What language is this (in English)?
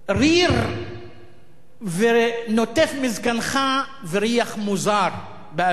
Hebrew